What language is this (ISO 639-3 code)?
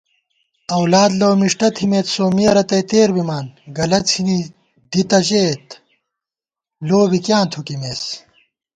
gwt